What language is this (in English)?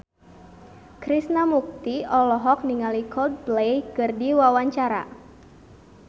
Sundanese